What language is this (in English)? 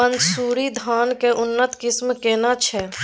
Maithili